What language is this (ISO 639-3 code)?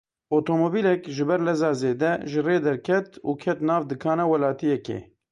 kur